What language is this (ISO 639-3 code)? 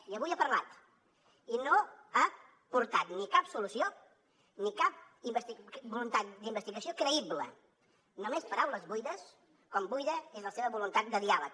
cat